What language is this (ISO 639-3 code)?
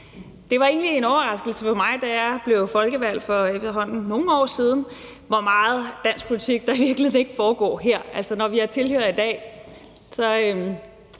dan